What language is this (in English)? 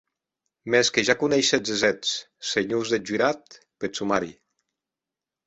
Occitan